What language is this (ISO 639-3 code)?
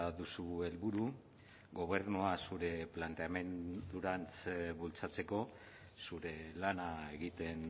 eus